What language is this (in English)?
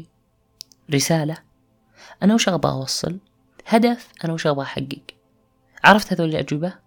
Arabic